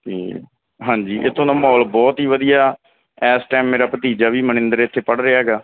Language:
Punjabi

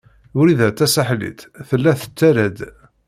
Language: Kabyle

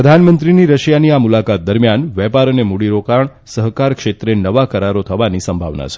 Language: Gujarati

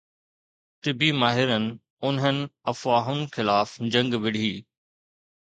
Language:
Sindhi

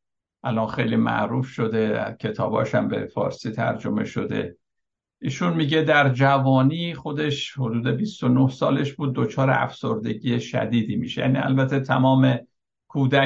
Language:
Persian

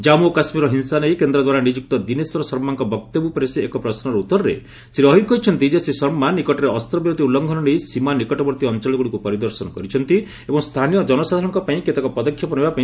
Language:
Odia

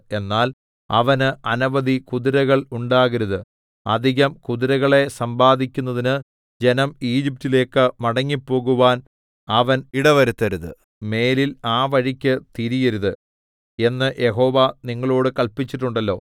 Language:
Malayalam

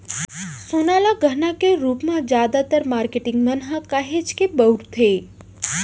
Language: Chhattisgarhi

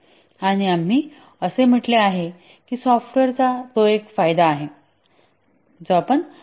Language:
Marathi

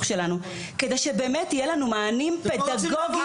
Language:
Hebrew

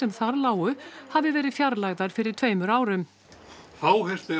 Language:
Icelandic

